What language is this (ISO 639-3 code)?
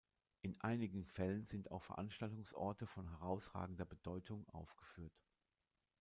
deu